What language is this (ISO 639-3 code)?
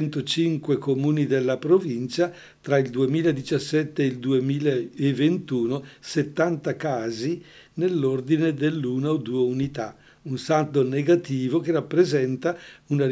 ita